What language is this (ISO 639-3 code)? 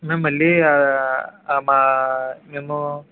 tel